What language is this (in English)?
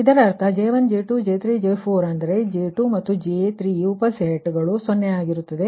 Kannada